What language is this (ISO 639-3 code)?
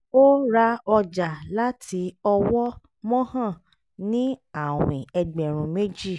yor